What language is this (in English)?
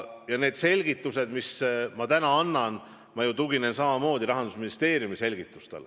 Estonian